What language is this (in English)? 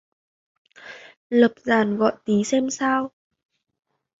Vietnamese